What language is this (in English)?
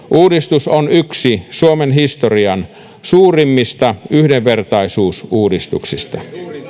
Finnish